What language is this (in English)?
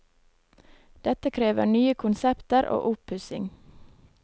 Norwegian